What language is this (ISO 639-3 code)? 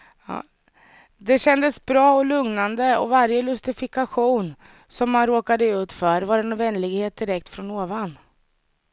swe